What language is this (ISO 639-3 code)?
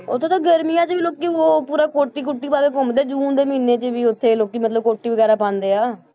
pan